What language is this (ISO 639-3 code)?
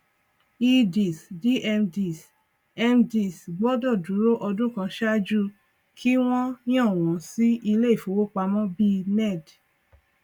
yor